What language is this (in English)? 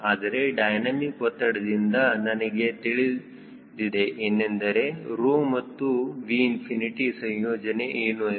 Kannada